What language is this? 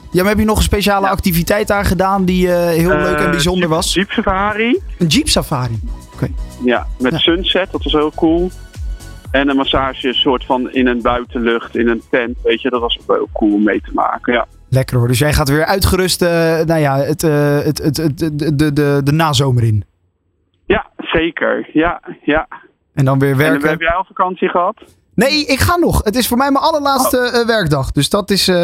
Dutch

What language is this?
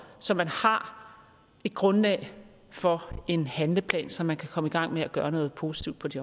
Danish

